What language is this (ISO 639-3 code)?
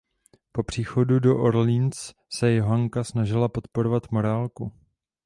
ces